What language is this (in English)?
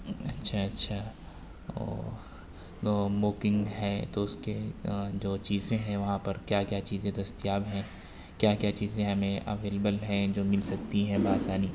Urdu